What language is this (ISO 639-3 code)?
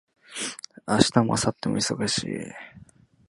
jpn